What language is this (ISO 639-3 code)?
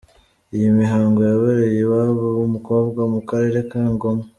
kin